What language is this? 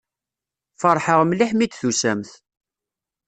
Kabyle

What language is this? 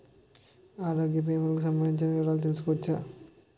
Telugu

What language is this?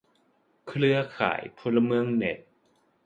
Thai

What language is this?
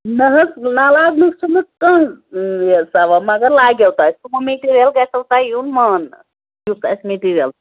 Kashmiri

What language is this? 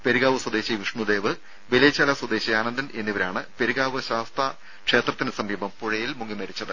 Malayalam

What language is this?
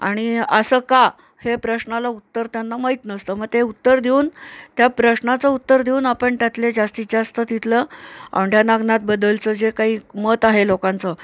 Marathi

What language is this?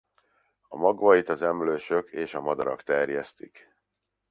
Hungarian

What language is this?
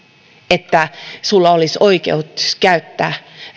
Finnish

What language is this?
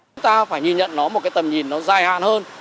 Vietnamese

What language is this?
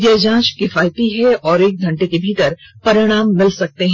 Hindi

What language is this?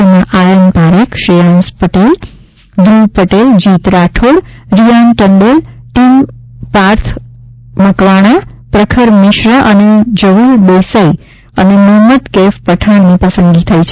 Gujarati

